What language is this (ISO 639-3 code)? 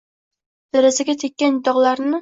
uzb